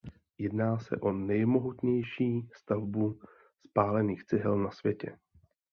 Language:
Czech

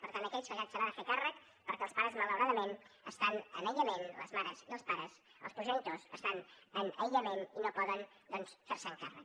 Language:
Catalan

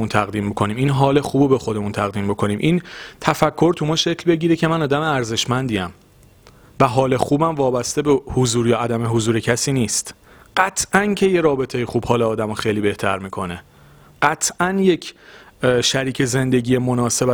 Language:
Persian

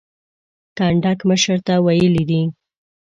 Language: Pashto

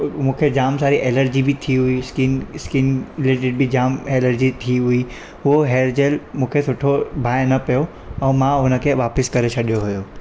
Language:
Sindhi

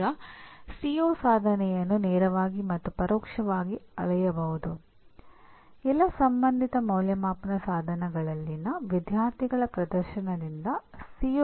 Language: Kannada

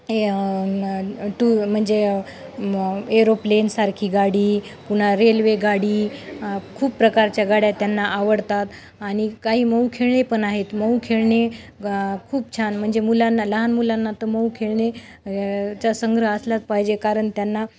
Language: Marathi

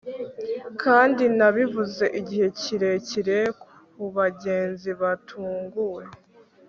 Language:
Kinyarwanda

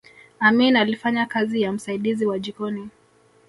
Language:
Swahili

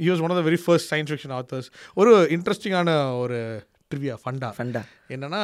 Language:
Tamil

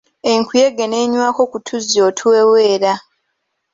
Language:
Ganda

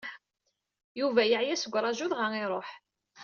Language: Kabyle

